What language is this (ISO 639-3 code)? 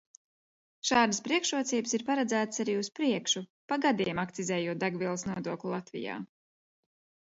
lav